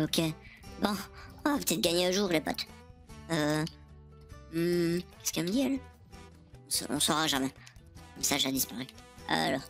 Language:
French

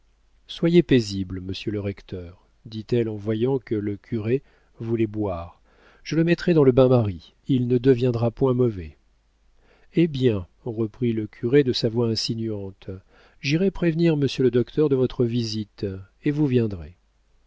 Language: French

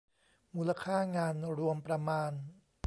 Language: Thai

